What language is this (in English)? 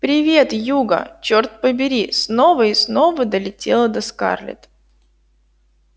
Russian